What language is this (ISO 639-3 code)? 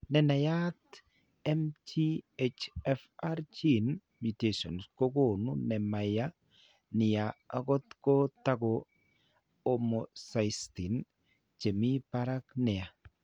kln